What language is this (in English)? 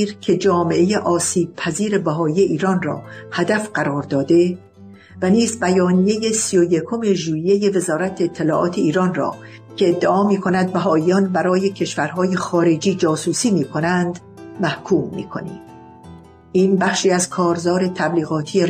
Persian